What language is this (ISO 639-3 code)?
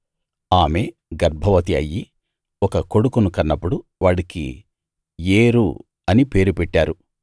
tel